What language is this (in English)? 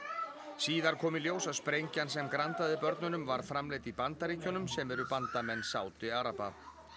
Icelandic